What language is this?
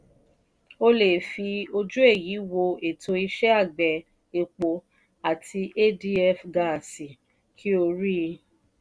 Yoruba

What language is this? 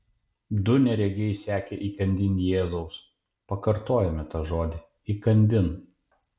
Lithuanian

